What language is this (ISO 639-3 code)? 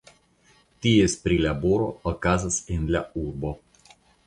epo